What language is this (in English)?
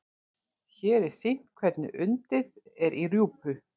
Icelandic